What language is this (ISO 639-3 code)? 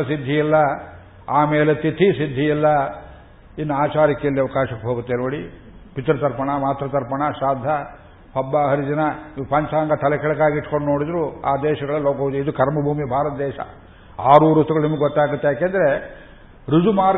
kan